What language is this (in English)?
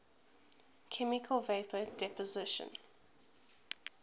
English